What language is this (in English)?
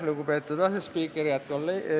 Estonian